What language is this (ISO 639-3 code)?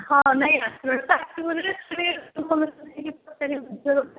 ori